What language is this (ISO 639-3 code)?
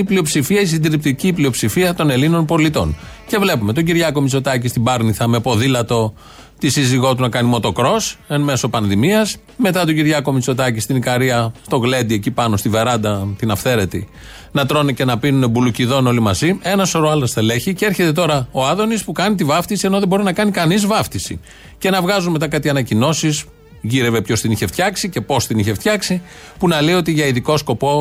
ell